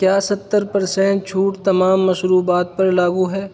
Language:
Urdu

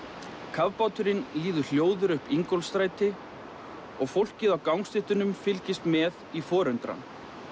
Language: Icelandic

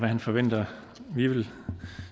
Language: Danish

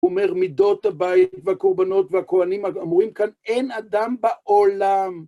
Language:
Hebrew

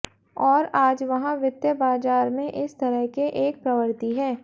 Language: Hindi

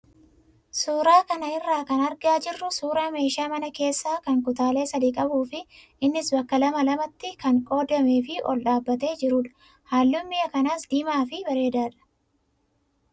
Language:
Oromo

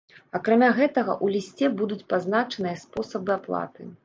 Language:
Belarusian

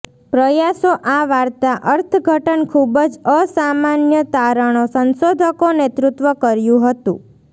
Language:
Gujarati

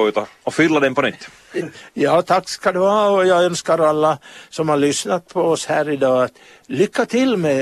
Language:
Swedish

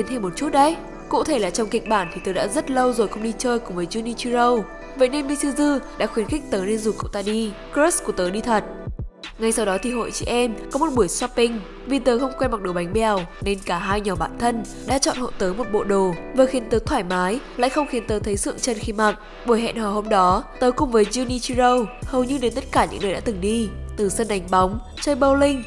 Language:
Vietnamese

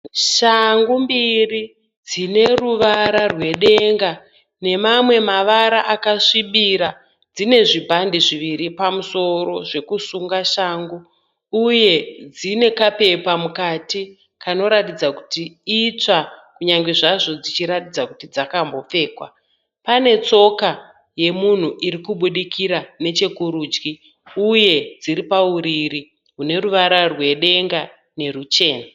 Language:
Shona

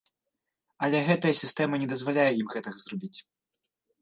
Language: Belarusian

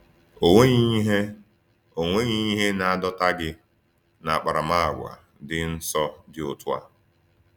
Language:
Igbo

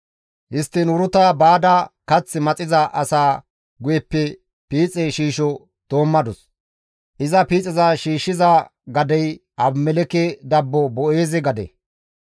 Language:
Gamo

